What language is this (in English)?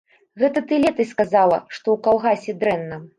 Belarusian